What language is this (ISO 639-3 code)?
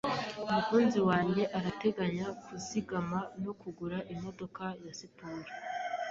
kin